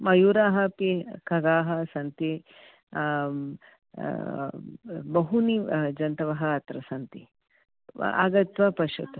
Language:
Sanskrit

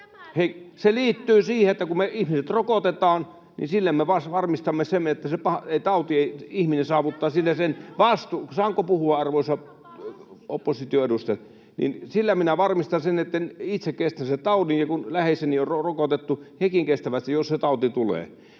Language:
Finnish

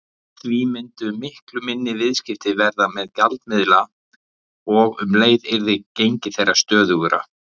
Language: Icelandic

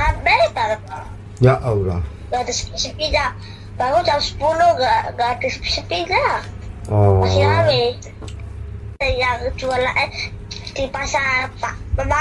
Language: Indonesian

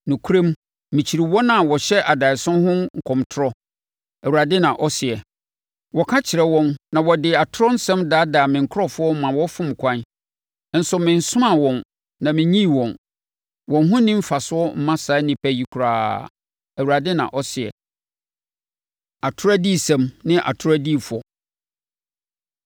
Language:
Akan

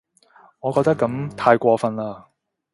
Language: Cantonese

